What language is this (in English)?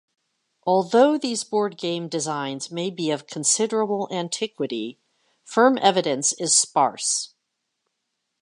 English